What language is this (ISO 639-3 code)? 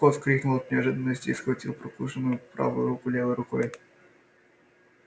rus